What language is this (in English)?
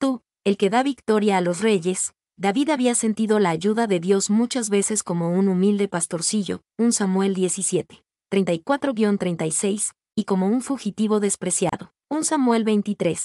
Spanish